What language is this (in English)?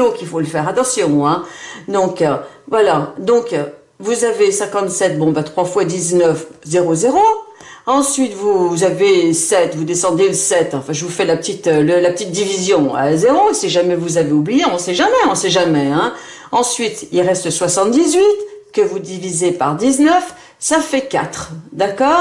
French